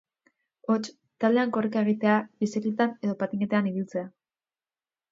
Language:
Basque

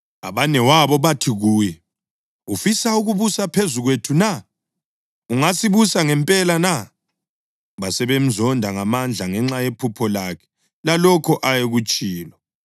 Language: North Ndebele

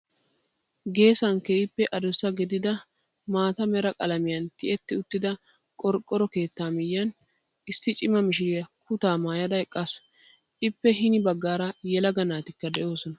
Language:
Wolaytta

